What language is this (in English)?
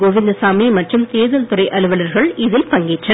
Tamil